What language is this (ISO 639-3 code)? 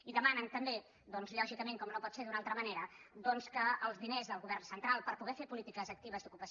cat